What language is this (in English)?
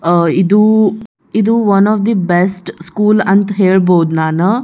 Kannada